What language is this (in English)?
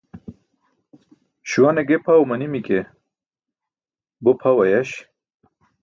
Burushaski